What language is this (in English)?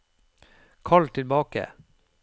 Norwegian